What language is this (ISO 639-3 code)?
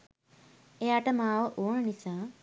sin